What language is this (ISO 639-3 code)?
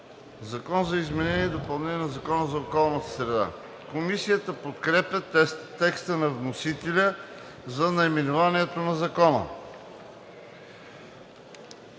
bul